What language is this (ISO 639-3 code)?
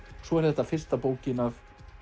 isl